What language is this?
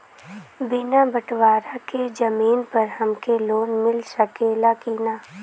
Bhojpuri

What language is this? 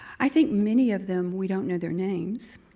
English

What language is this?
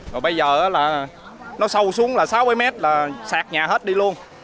Vietnamese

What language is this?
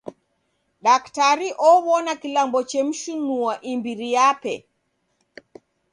Taita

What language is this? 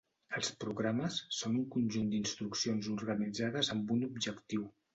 Catalan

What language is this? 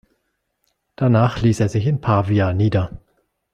German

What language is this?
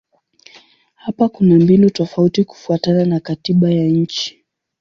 Swahili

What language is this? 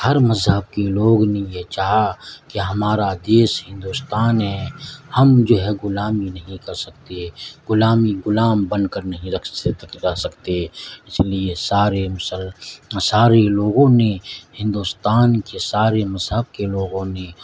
Urdu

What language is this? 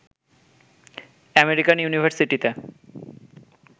Bangla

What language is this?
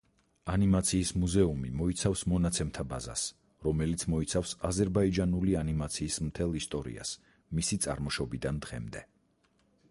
Georgian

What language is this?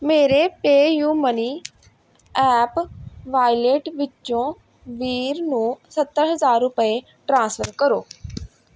Punjabi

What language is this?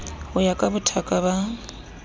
Southern Sotho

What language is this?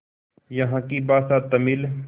Hindi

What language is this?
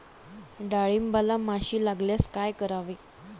Marathi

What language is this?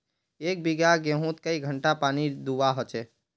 Magahi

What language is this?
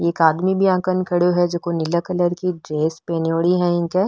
Marwari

